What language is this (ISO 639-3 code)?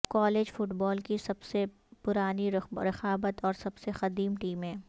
urd